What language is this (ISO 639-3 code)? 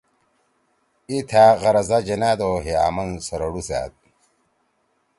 trw